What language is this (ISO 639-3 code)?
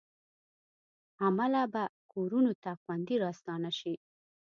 pus